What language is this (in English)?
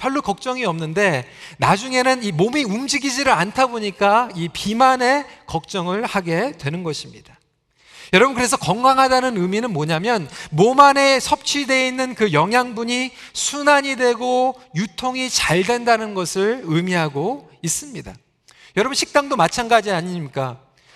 Korean